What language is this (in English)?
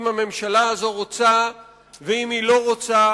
Hebrew